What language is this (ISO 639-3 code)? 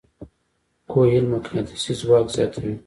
pus